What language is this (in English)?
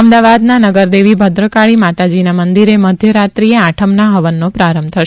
Gujarati